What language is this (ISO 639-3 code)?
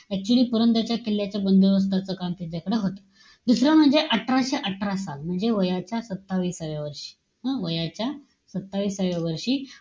mar